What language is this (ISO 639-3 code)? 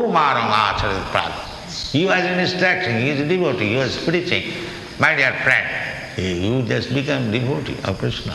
eng